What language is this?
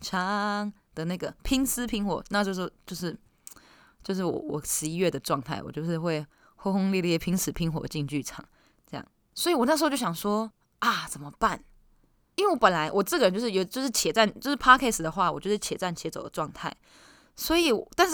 Chinese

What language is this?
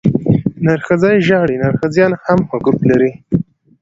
Pashto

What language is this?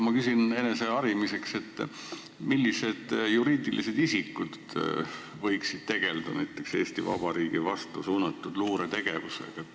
Estonian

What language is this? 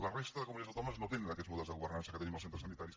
Catalan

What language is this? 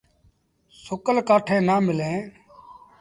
Sindhi Bhil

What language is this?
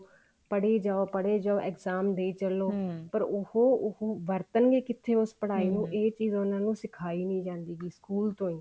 Punjabi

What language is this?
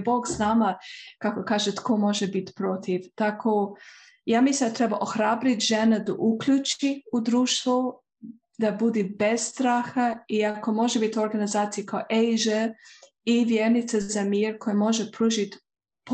Croatian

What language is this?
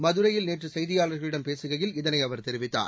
Tamil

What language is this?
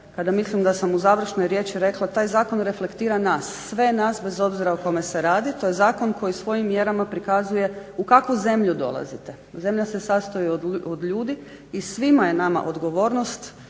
Croatian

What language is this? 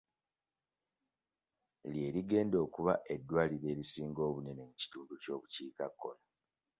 Ganda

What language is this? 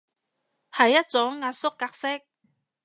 Cantonese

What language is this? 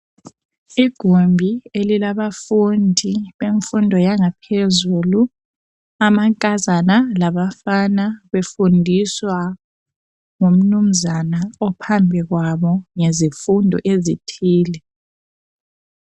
North Ndebele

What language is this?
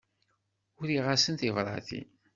Kabyle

